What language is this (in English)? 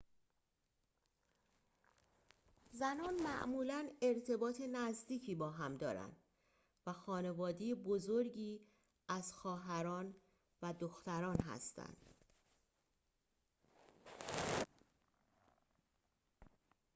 Persian